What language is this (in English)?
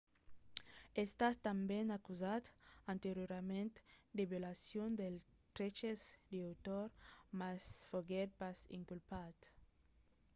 Occitan